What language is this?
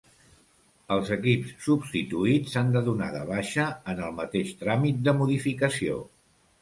Catalan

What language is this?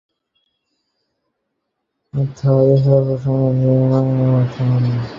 Bangla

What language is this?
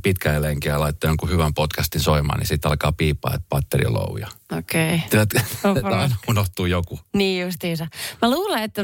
Finnish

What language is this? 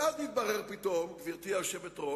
Hebrew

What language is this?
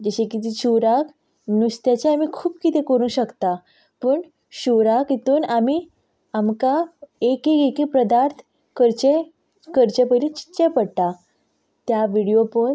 Konkani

